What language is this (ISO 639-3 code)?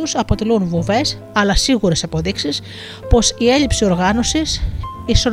ell